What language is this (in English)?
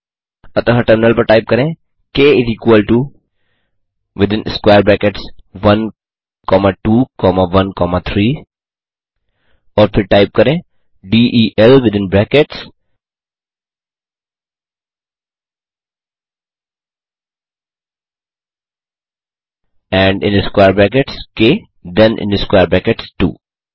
Hindi